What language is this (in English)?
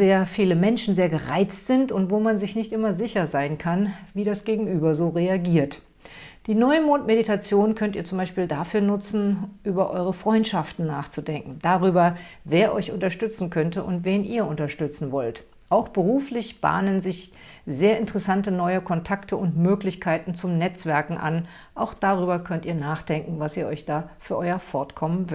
German